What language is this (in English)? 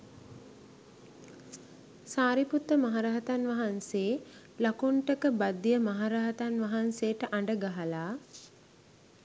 Sinhala